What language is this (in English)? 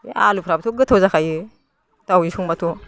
Bodo